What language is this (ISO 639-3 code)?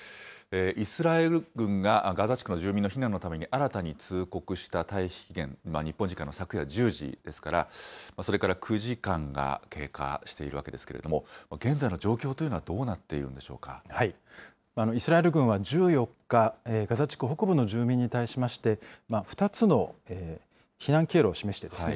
jpn